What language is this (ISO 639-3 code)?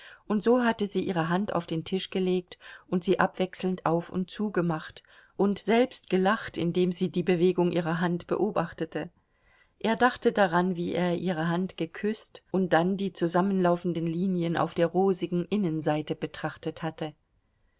deu